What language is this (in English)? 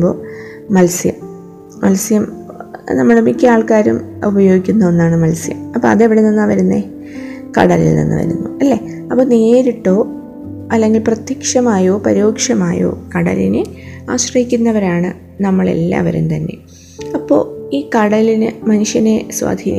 Malayalam